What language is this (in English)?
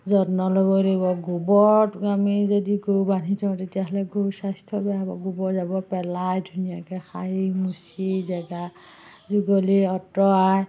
Assamese